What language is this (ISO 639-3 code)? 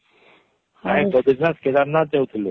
ori